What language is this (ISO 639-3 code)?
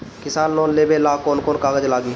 bho